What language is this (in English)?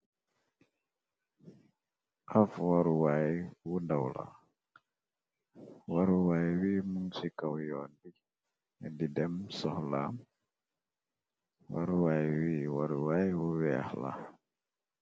Wolof